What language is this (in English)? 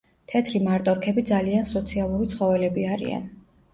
Georgian